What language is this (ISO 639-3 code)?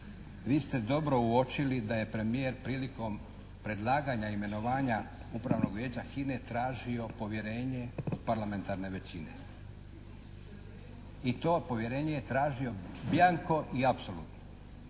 hrv